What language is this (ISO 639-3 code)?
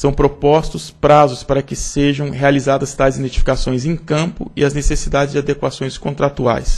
por